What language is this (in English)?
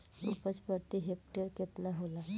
Bhojpuri